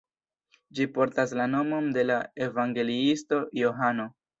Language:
Esperanto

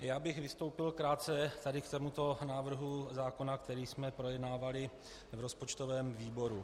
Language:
Czech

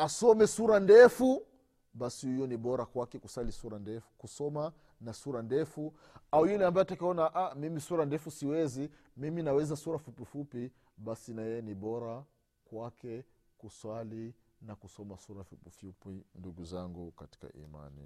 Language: Swahili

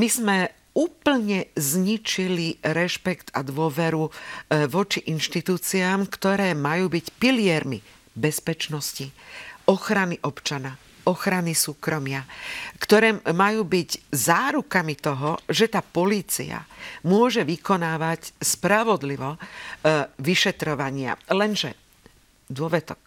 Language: Slovak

